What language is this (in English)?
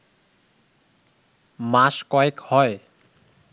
Bangla